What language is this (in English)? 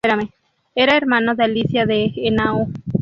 Spanish